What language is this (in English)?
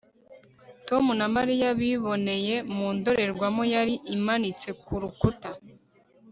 Kinyarwanda